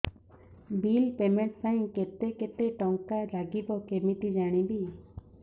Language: Odia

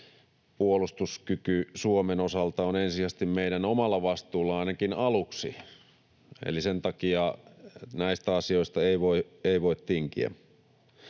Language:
Finnish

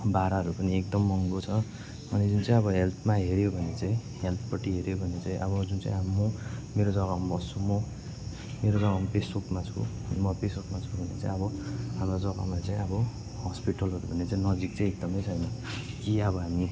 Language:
Nepali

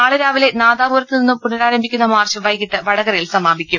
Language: Malayalam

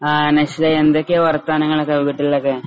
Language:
Malayalam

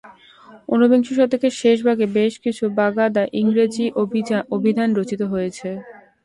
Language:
Bangla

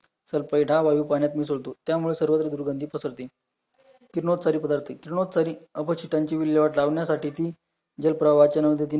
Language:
Marathi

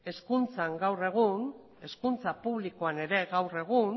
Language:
Basque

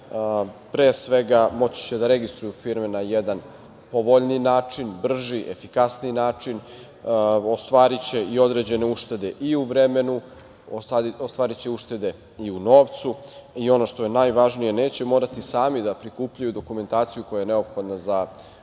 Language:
Serbian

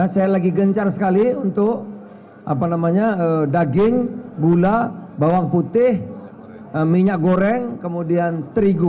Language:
Indonesian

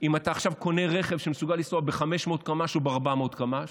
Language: Hebrew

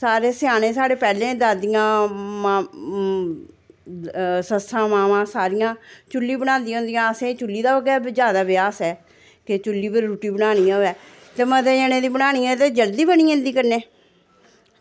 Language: Dogri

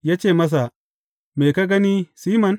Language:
Hausa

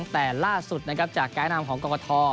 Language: Thai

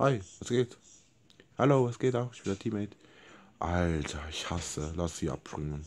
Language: German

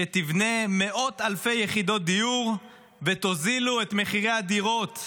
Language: Hebrew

